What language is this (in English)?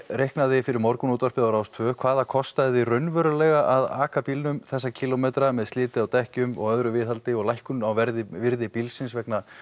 Icelandic